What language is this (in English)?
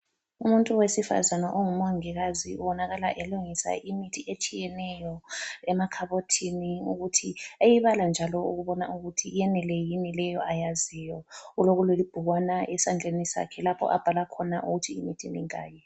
North Ndebele